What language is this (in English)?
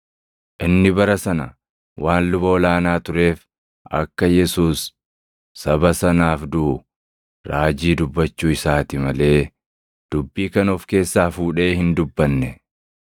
Oromo